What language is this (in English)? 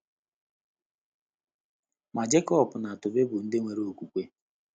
Igbo